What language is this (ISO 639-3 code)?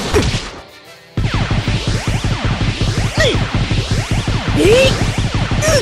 jpn